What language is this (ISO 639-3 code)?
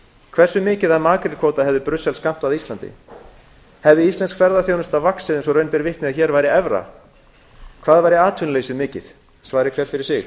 isl